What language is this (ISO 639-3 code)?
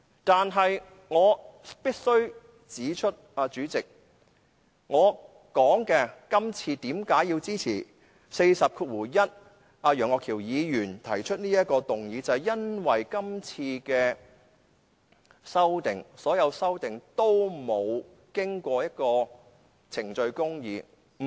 yue